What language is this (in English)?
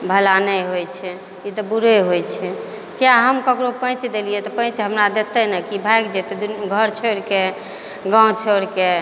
Maithili